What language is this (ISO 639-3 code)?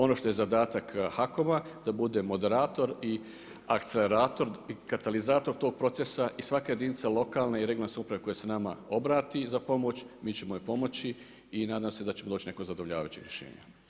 hrv